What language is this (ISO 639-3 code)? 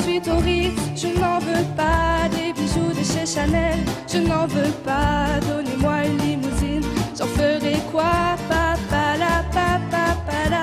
fra